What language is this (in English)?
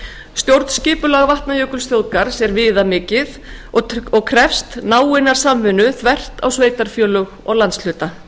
Icelandic